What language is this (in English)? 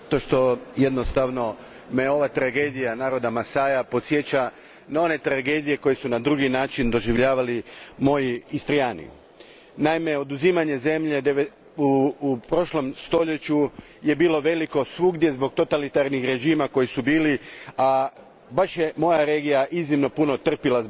Croatian